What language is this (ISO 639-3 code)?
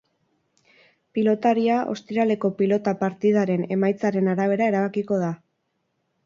eus